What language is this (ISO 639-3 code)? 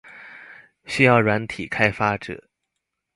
zho